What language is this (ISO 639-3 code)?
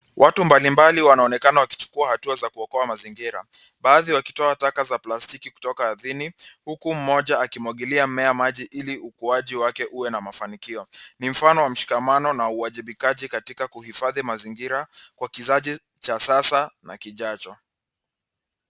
swa